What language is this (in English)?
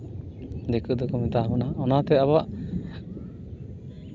Santali